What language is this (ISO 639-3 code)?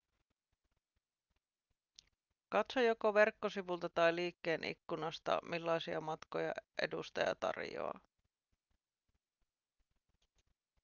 fin